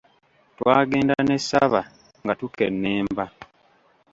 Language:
Ganda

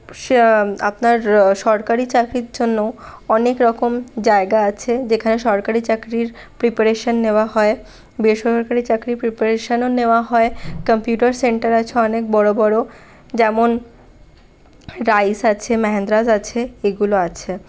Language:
Bangla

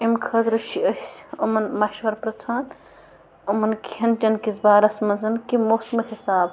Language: Kashmiri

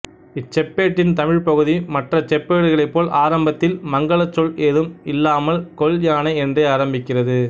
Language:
Tamil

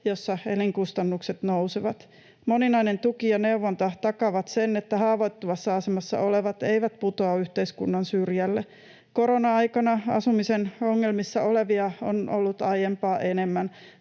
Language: Finnish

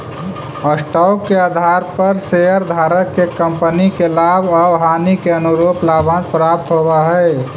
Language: Magahi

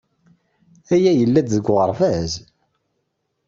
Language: Kabyle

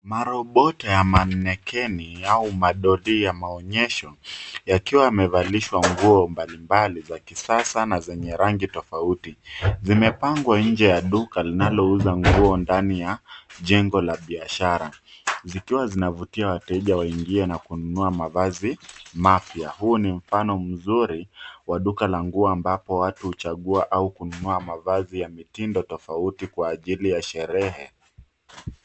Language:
Swahili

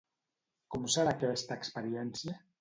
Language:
Catalan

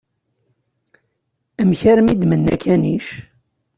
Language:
Kabyle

